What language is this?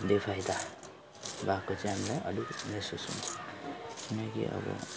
Nepali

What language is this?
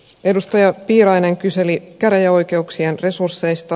Finnish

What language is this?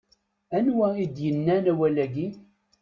Kabyle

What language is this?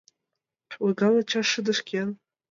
Mari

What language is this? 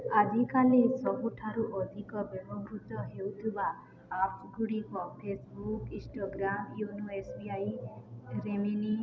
Odia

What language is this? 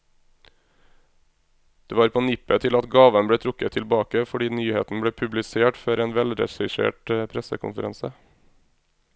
Norwegian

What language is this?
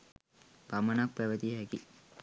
Sinhala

